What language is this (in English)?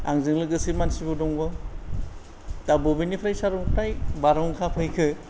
Bodo